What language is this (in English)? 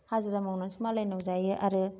Bodo